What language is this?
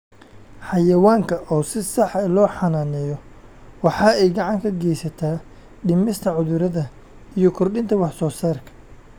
Somali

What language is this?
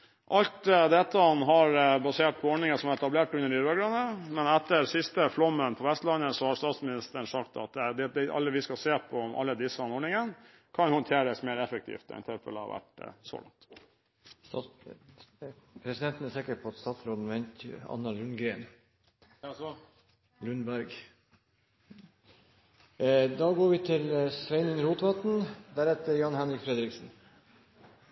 Norwegian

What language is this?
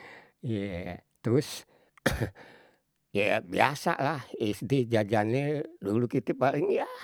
Betawi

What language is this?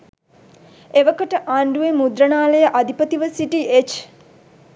Sinhala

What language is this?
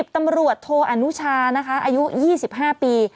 Thai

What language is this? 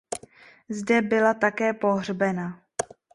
Czech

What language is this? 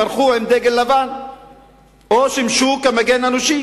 Hebrew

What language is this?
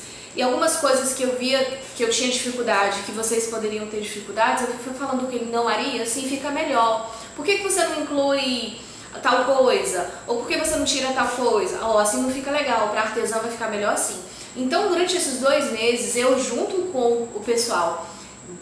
Portuguese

